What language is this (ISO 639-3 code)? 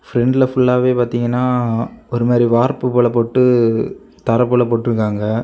tam